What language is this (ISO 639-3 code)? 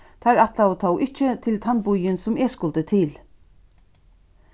fao